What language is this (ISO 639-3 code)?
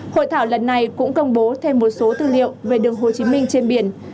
vie